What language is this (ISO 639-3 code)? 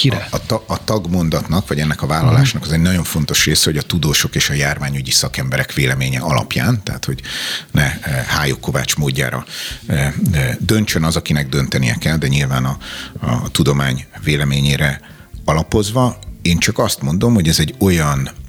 hun